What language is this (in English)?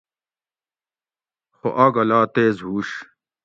Gawri